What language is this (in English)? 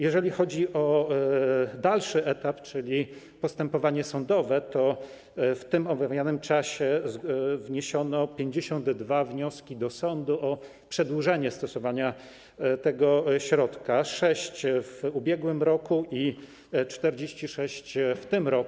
Polish